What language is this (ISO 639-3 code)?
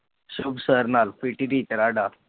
pan